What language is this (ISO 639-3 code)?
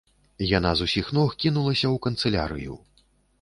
bel